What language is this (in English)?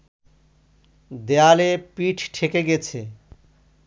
Bangla